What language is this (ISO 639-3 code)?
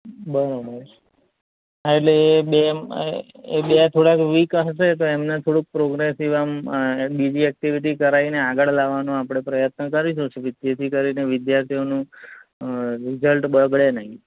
guj